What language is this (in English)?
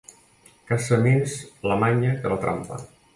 Catalan